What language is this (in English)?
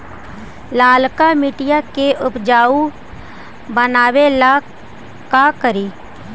Magahi